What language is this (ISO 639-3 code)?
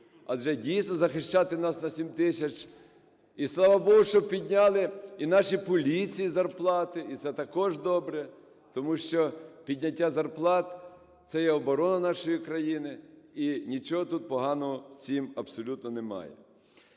ukr